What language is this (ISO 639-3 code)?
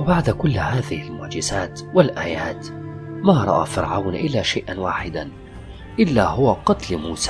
ara